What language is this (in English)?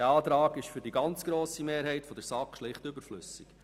Swiss German